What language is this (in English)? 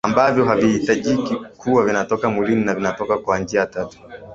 Swahili